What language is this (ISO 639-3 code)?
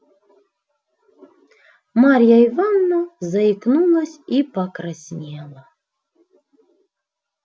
rus